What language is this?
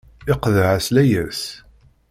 Kabyle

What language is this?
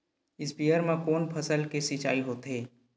Chhattisgarhi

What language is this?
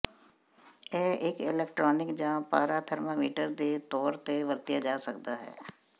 Punjabi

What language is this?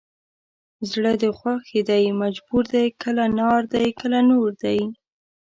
Pashto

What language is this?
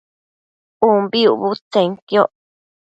Matsés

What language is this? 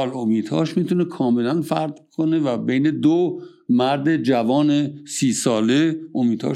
Persian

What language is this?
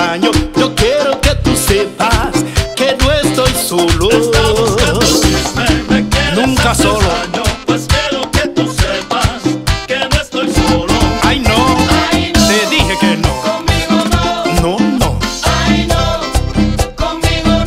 Korean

